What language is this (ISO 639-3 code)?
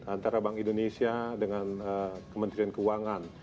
ind